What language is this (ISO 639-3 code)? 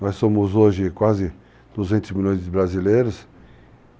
por